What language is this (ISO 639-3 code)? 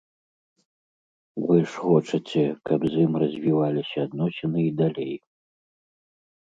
bel